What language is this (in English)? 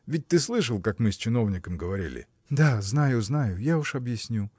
Russian